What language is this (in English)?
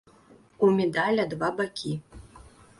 Belarusian